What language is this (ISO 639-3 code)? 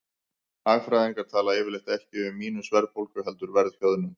isl